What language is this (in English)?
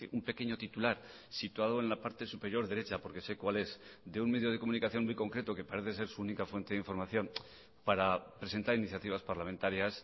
Spanish